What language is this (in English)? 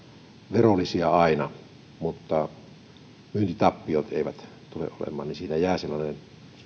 Finnish